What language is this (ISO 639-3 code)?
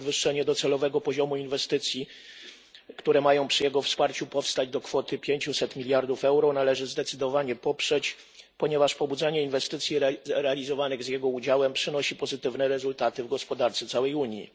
pol